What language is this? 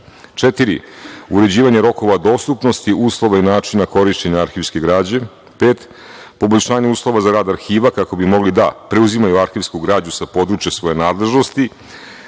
Serbian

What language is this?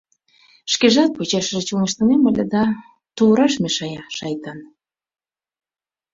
Mari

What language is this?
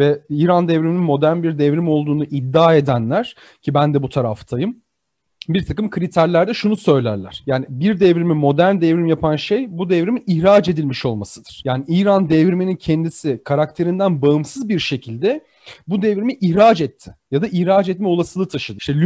Turkish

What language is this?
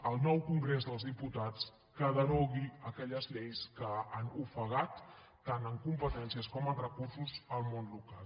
Catalan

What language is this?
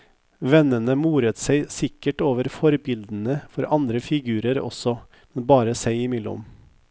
Norwegian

